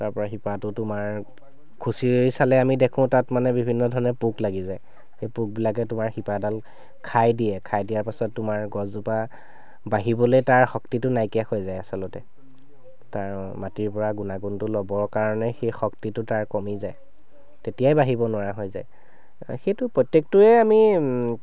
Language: Assamese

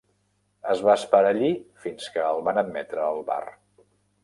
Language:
Catalan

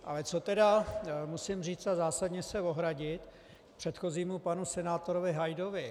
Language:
Czech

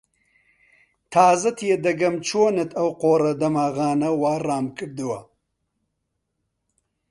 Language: Central Kurdish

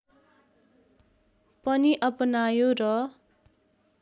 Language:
Nepali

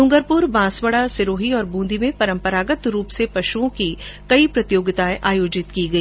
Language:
Hindi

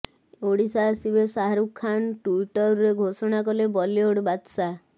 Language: Odia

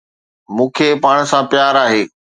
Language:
Sindhi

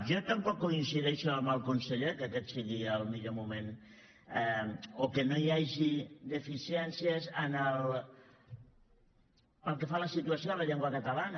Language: Catalan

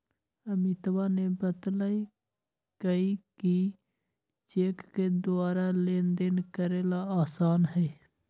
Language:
Magahi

